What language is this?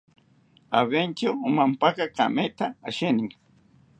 South Ucayali Ashéninka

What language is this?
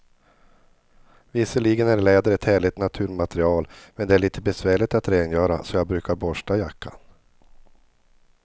Swedish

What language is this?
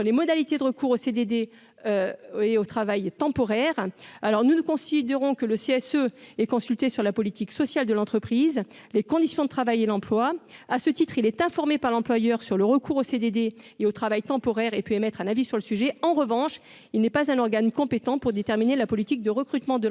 French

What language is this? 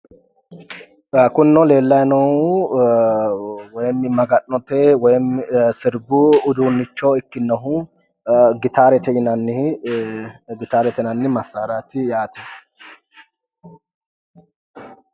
Sidamo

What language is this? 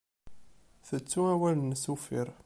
Kabyle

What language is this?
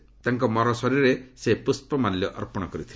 Odia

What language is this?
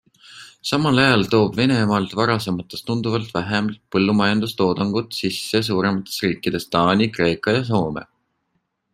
Estonian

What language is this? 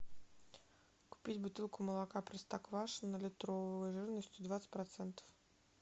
Russian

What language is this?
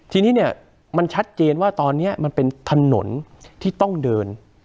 Thai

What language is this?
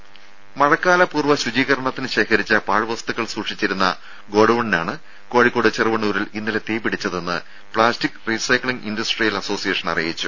Malayalam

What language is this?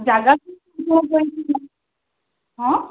Odia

